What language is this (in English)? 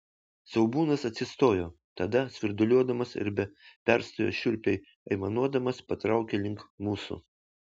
Lithuanian